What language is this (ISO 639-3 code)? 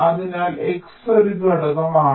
mal